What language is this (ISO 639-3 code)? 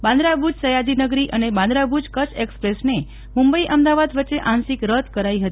guj